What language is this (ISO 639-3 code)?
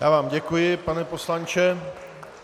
ces